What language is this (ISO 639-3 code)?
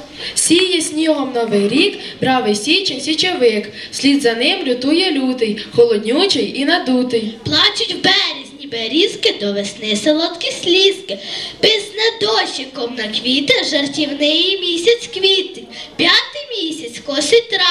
ukr